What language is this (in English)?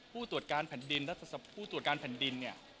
Thai